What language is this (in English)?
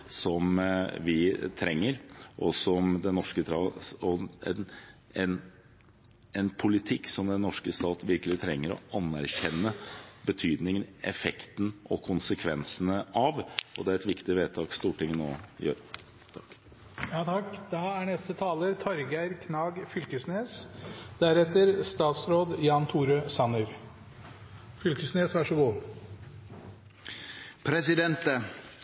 Norwegian